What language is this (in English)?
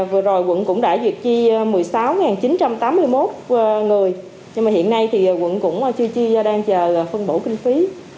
Vietnamese